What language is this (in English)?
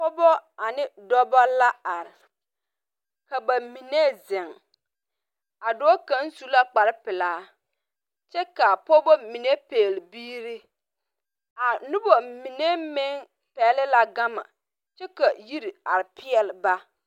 Southern Dagaare